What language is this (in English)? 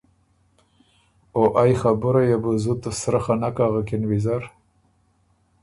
Ormuri